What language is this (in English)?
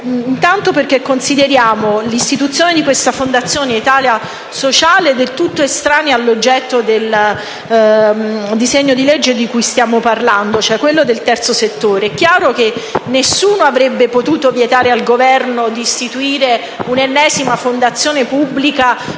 Italian